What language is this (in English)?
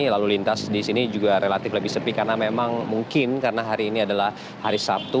Indonesian